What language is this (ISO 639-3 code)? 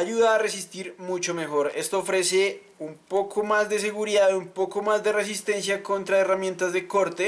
spa